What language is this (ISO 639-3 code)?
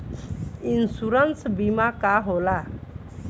bho